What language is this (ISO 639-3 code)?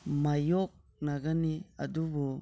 mni